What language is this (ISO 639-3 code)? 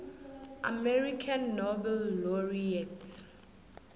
nbl